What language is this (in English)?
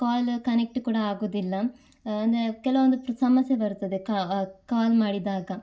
Kannada